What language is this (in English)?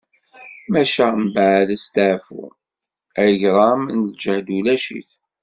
Kabyle